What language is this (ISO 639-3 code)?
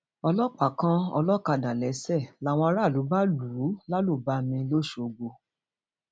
yor